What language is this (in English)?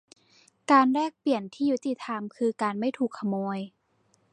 Thai